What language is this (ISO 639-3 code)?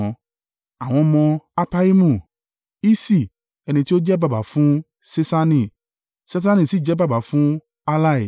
yor